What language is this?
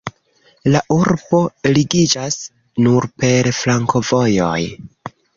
Esperanto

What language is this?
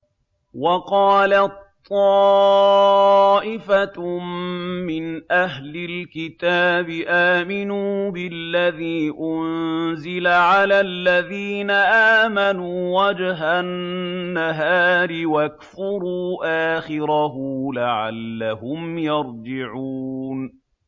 Arabic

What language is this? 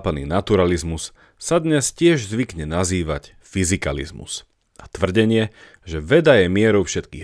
Slovak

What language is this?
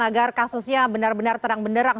Indonesian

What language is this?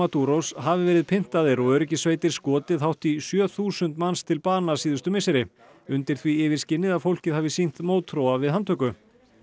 Icelandic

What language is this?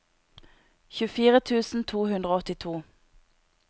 Norwegian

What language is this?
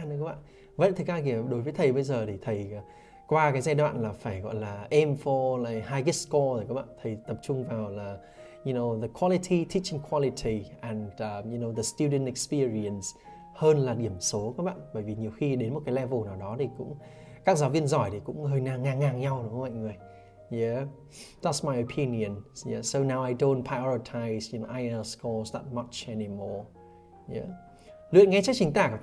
Vietnamese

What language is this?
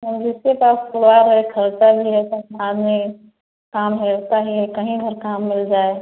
Hindi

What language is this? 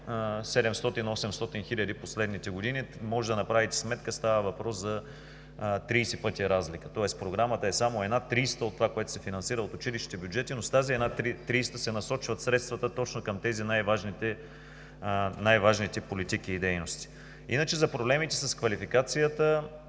Bulgarian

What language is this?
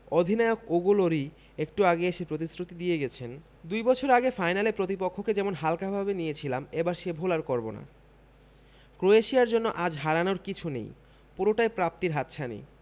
Bangla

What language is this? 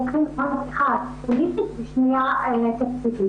Hebrew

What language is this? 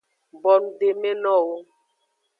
Aja (Benin)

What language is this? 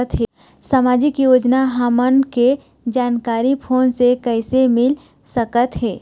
Chhattisgarhi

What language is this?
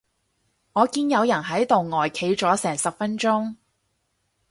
Cantonese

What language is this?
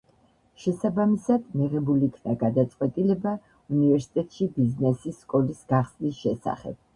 Georgian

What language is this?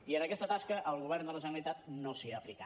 Catalan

